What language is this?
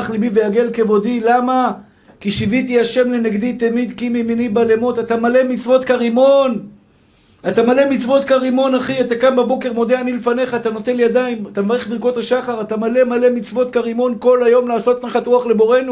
Hebrew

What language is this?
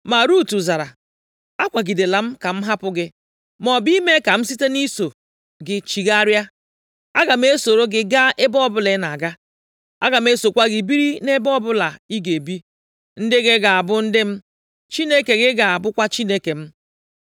Igbo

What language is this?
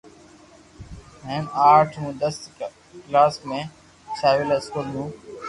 Loarki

